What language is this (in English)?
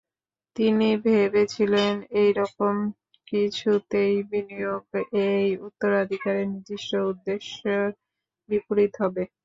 Bangla